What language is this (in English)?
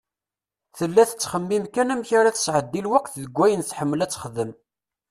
Kabyle